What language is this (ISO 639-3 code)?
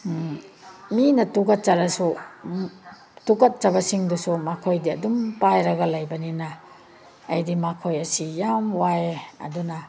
mni